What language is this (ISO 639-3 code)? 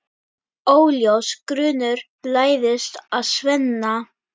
isl